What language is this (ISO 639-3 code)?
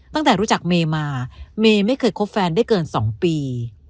tha